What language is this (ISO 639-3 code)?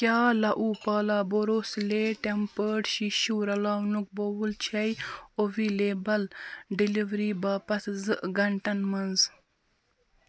kas